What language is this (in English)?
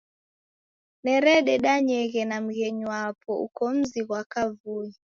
Taita